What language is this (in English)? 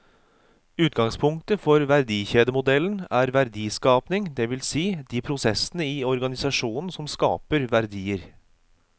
Norwegian